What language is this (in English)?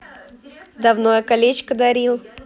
Russian